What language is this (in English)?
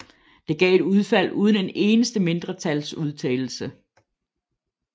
Danish